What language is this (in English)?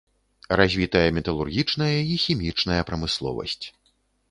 Belarusian